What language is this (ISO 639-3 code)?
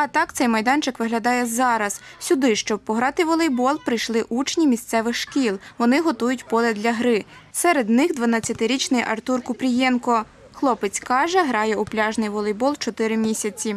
ukr